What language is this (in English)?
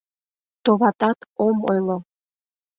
Mari